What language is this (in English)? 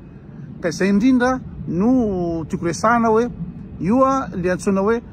Romanian